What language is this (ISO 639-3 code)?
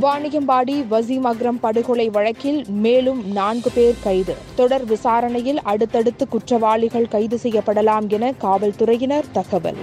tam